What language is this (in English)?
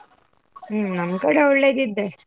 Kannada